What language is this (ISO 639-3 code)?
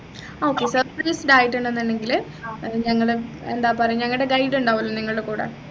mal